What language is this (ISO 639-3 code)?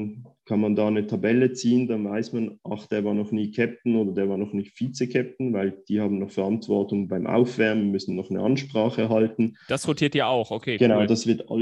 deu